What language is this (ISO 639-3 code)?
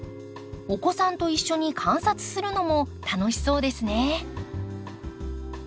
jpn